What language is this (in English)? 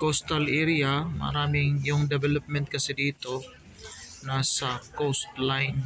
Filipino